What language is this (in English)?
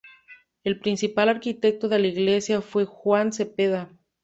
Spanish